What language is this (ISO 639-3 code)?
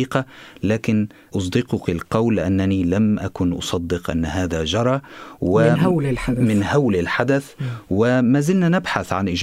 ara